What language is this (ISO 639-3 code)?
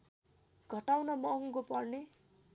nep